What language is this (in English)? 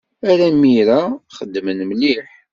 Kabyle